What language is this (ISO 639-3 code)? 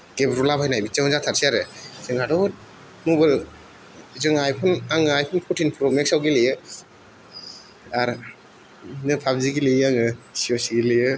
brx